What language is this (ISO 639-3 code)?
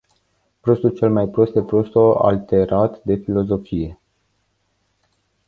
ron